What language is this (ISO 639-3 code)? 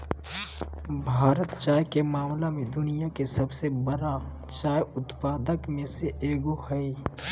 mag